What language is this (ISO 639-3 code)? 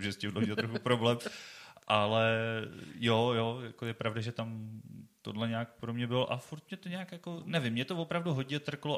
ces